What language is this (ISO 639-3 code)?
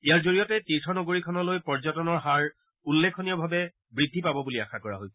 asm